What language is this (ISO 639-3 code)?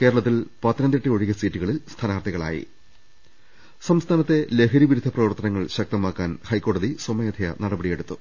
mal